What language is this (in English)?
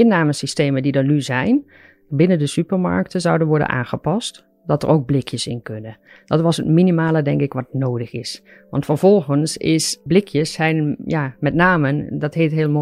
Dutch